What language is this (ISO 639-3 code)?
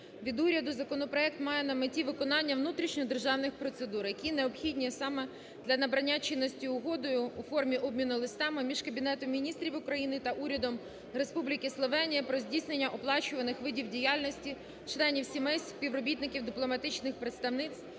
ukr